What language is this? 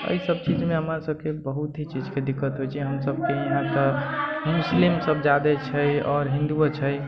Maithili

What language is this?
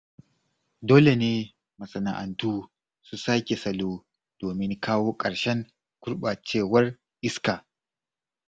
Hausa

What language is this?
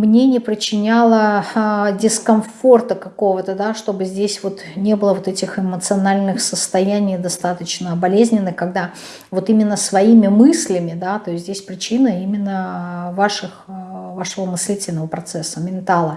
Russian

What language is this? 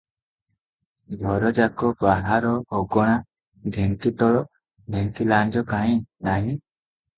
Odia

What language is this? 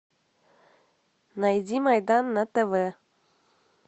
Russian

